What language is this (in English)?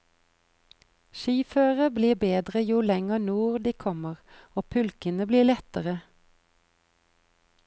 Norwegian